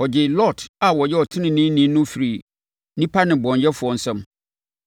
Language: Akan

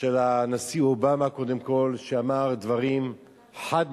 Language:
Hebrew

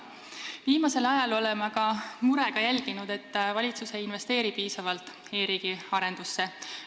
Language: Estonian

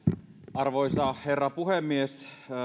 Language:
Finnish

